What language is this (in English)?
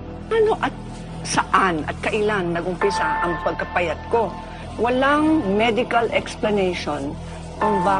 Filipino